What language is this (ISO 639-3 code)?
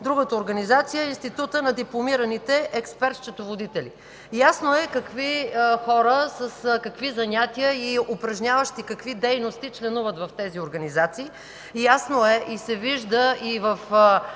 bul